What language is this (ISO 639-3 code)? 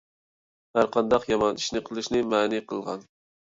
uig